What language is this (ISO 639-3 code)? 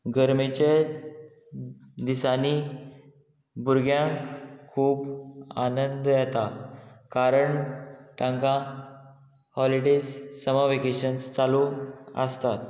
kok